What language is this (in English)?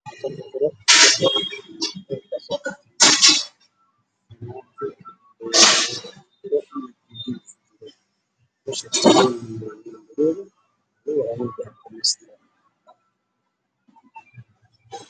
Somali